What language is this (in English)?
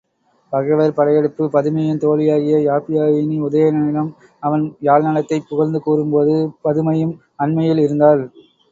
Tamil